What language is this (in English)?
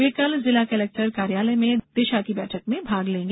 Hindi